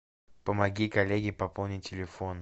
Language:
Russian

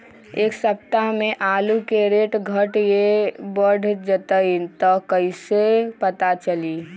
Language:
Magahi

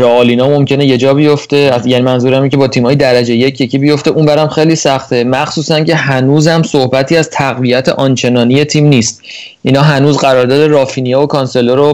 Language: Persian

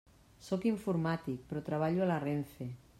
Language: Catalan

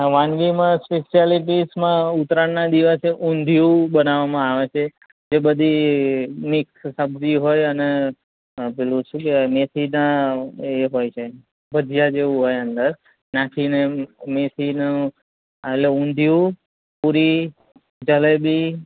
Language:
Gujarati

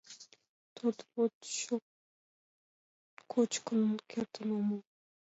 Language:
Mari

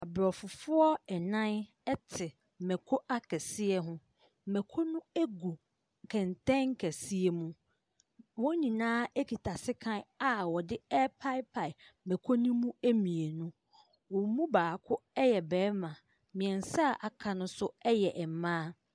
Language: Akan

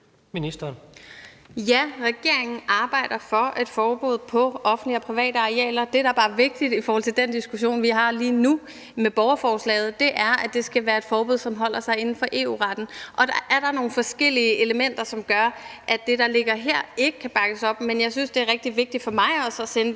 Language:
Danish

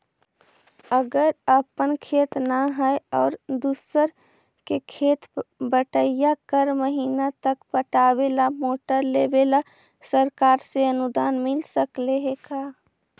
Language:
Magahi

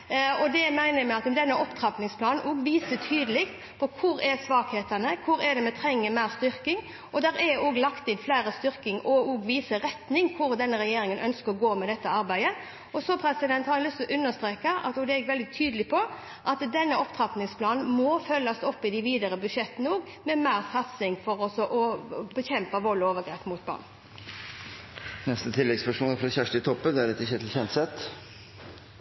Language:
Norwegian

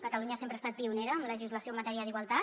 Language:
Catalan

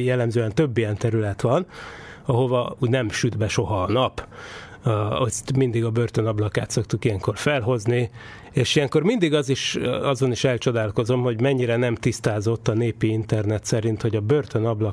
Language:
Hungarian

